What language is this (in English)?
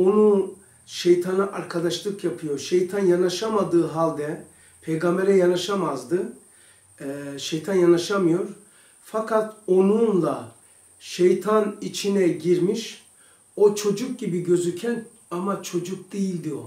Turkish